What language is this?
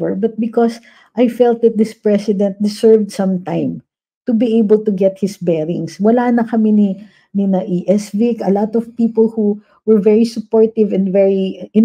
Filipino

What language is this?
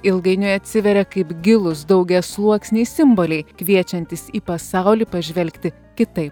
Lithuanian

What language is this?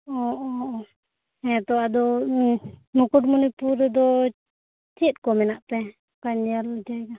Santali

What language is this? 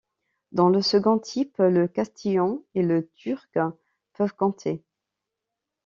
French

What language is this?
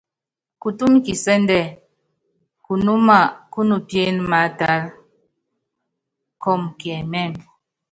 Yangben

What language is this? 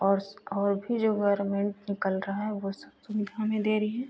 Hindi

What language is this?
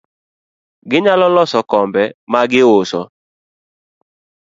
Luo (Kenya and Tanzania)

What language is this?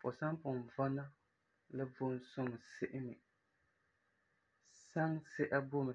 Frafra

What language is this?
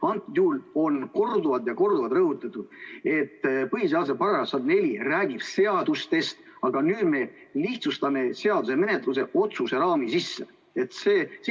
Estonian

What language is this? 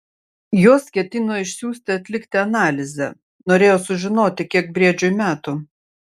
Lithuanian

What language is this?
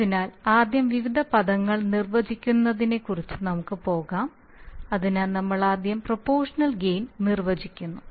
Malayalam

